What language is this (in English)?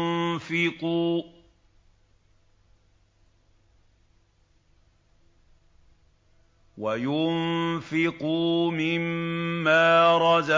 Arabic